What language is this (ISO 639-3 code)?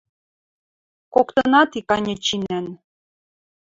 mrj